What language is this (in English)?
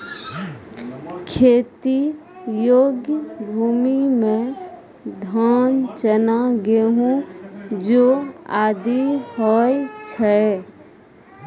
Maithili